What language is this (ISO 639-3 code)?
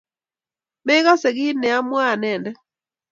kln